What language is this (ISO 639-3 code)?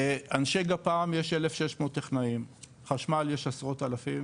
heb